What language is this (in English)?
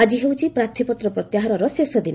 Odia